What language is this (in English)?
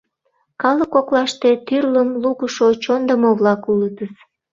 Mari